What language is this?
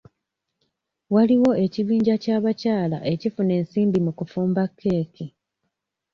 Ganda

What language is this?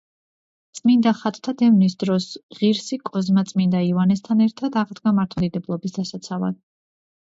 Georgian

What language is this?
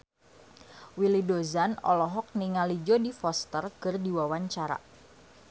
Sundanese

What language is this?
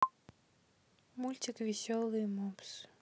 Russian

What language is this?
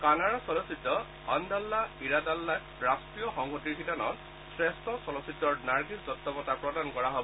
Assamese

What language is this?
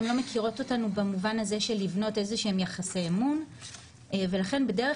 Hebrew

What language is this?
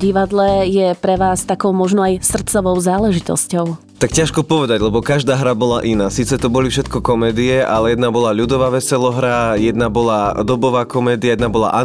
Slovak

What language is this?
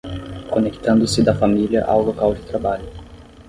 Portuguese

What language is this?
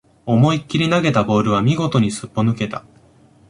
Japanese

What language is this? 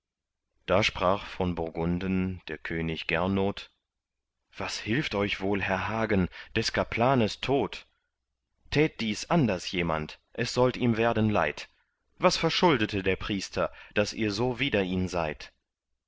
German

